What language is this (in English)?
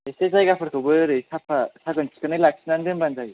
Bodo